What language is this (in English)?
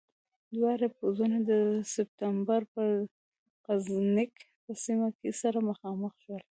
Pashto